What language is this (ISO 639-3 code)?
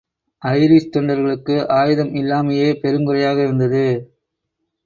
tam